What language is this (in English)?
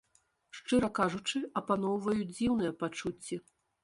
Belarusian